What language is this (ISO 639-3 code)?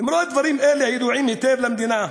heb